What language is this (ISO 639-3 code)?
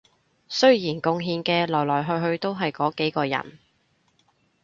yue